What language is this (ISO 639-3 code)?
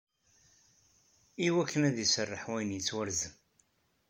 kab